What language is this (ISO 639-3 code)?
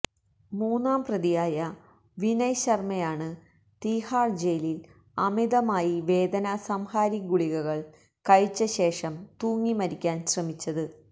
mal